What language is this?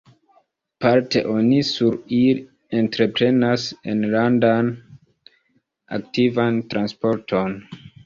Esperanto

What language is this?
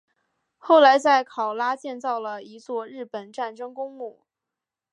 Chinese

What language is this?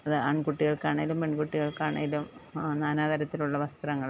Malayalam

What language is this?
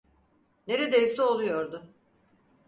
Turkish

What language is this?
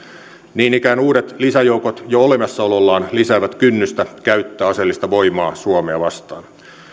Finnish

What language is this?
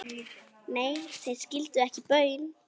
Icelandic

